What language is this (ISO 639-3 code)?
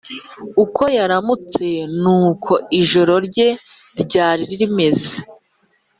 kin